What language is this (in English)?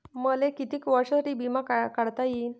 Marathi